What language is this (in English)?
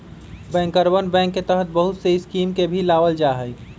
Magahi